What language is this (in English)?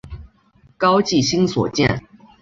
Chinese